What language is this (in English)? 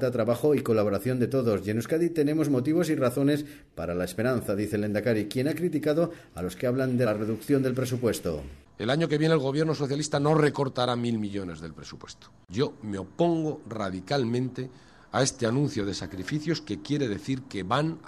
Spanish